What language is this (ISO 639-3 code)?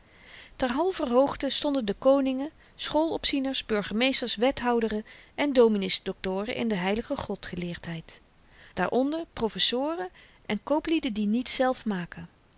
nld